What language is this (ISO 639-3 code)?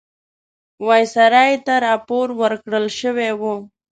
pus